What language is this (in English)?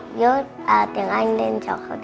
Vietnamese